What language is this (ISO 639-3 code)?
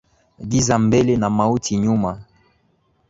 swa